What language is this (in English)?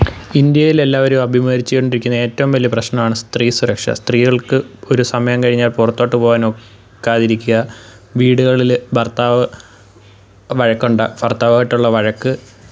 Malayalam